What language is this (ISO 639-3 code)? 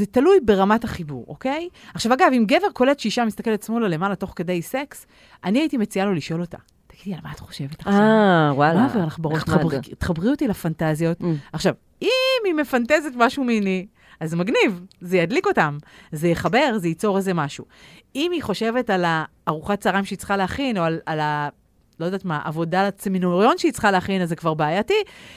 heb